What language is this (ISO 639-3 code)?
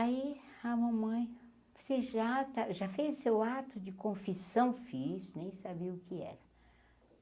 por